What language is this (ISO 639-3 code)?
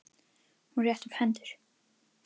isl